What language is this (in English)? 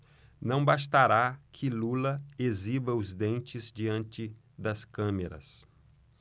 Portuguese